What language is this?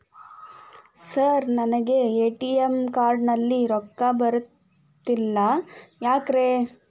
Kannada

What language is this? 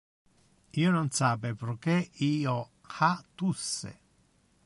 Interlingua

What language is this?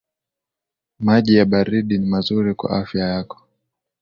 Swahili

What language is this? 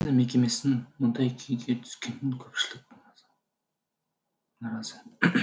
Kazakh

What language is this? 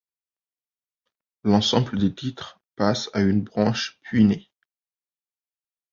French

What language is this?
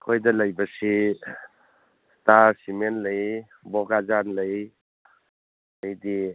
Manipuri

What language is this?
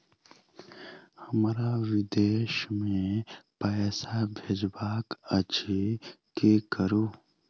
Maithili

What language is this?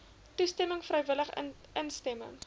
Afrikaans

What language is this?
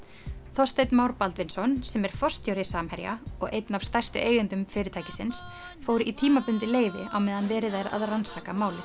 Icelandic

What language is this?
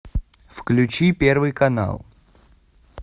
Russian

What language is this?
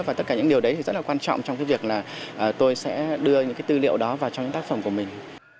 Vietnamese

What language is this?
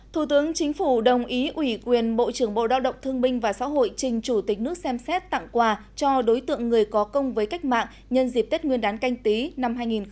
Vietnamese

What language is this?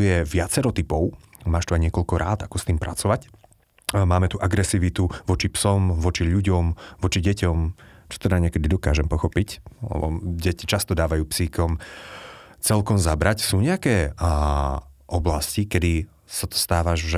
Slovak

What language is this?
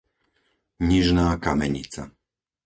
Slovak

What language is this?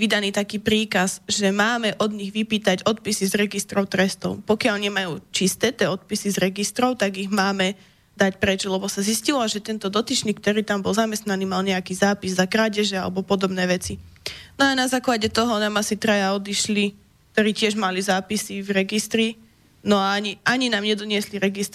Slovak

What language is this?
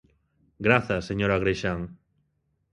Galician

